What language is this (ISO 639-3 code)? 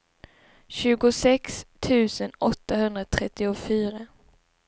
swe